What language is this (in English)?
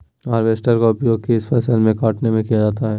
Magahi